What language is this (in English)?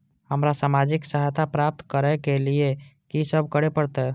Maithili